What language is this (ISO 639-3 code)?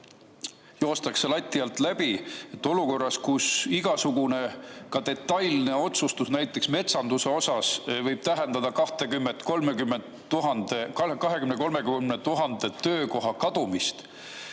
est